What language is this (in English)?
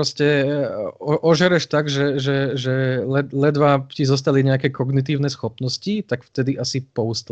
Slovak